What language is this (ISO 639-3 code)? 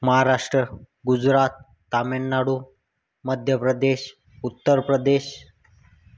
mar